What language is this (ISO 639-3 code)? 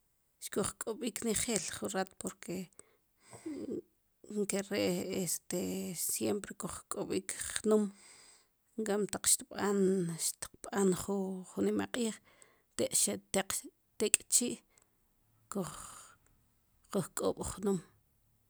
qum